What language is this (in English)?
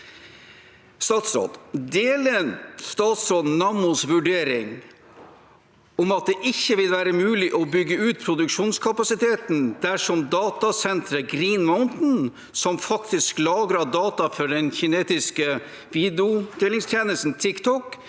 Norwegian